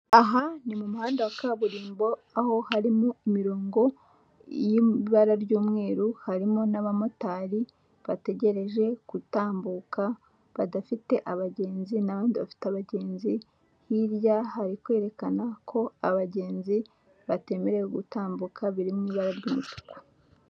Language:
Kinyarwanda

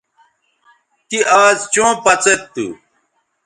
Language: Bateri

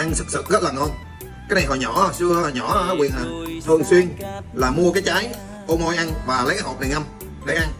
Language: Vietnamese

